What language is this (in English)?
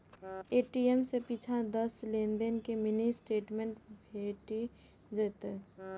Maithili